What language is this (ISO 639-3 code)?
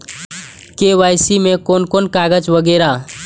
mai